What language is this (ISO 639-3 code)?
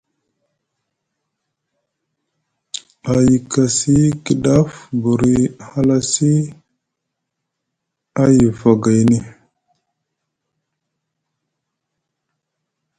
mug